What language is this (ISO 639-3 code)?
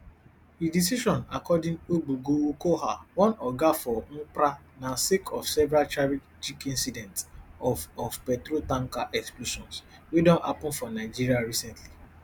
pcm